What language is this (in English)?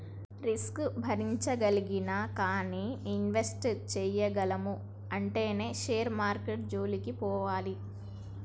Telugu